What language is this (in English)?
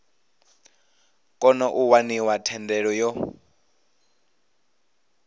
Venda